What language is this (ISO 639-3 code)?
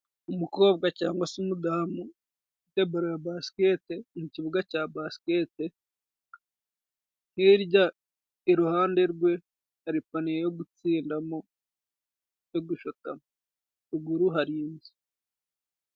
kin